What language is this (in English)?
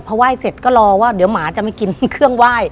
Thai